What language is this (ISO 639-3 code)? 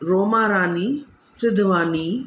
snd